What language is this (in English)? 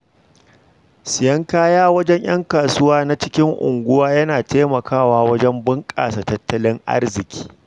Hausa